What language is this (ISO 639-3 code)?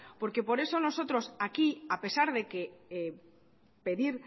spa